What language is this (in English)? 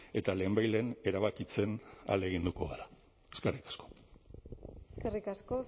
Basque